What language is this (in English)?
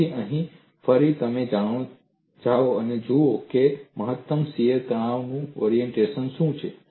Gujarati